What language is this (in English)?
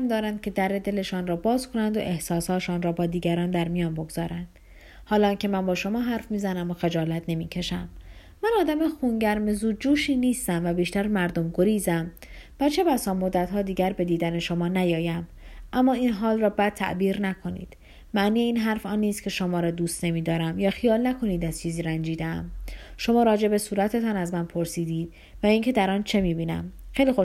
Persian